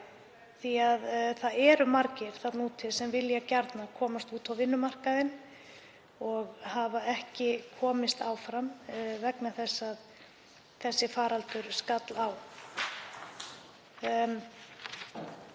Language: Icelandic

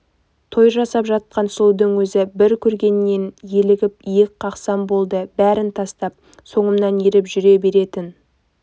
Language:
Kazakh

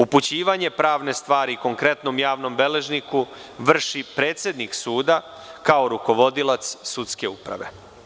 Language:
Serbian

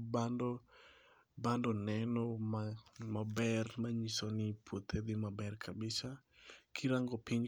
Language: Luo (Kenya and Tanzania)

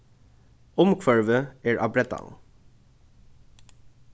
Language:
Faroese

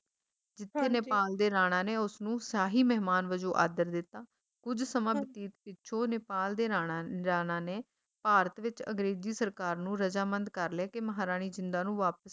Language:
Punjabi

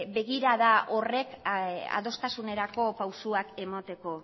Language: Basque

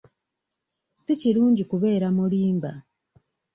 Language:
Ganda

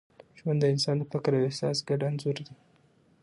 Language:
Pashto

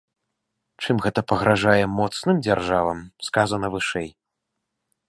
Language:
Belarusian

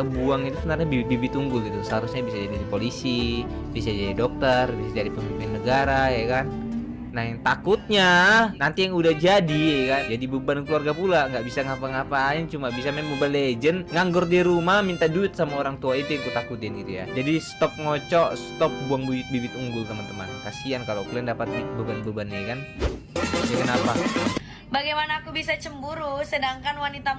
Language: Indonesian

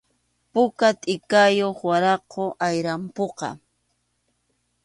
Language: Arequipa-La Unión Quechua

